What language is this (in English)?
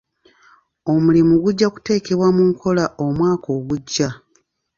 Ganda